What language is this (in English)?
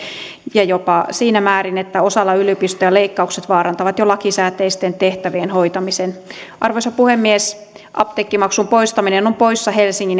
Finnish